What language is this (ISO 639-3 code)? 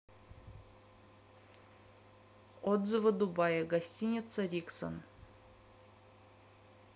rus